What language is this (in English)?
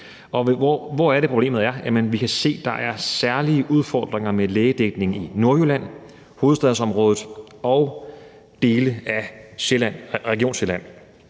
Danish